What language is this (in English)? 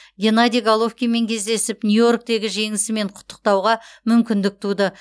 Kazakh